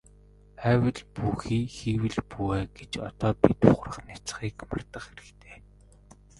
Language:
Mongolian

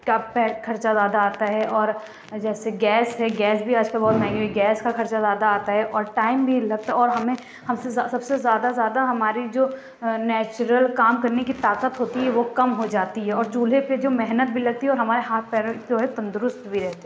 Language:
Urdu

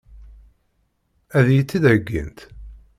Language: Kabyle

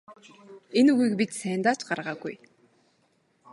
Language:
Mongolian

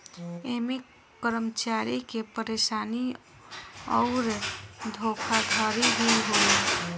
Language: Bhojpuri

